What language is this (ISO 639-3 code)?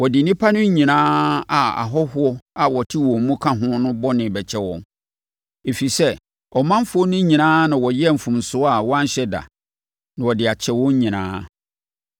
aka